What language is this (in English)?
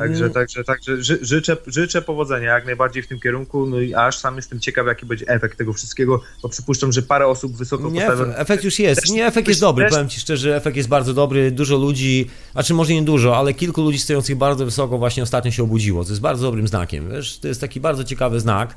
Polish